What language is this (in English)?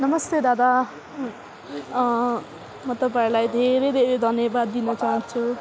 Nepali